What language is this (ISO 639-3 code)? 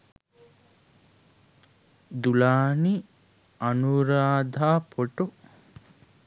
sin